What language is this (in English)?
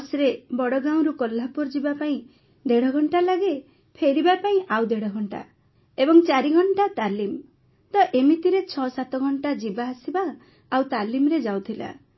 Odia